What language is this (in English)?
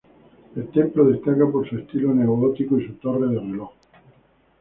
Spanish